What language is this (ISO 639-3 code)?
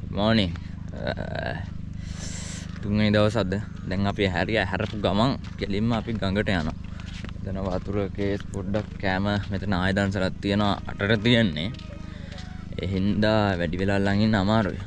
ind